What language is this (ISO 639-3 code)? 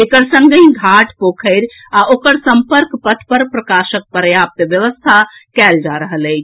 mai